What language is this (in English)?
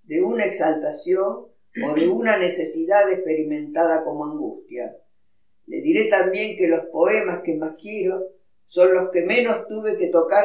Spanish